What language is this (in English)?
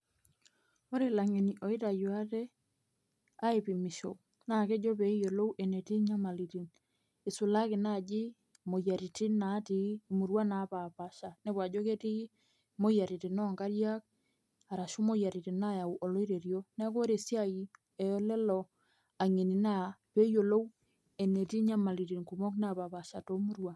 Masai